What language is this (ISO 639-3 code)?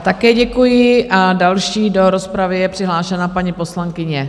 ces